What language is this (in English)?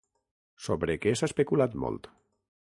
Catalan